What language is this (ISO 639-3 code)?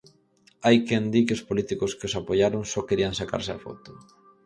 glg